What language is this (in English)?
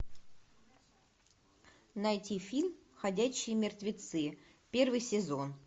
Russian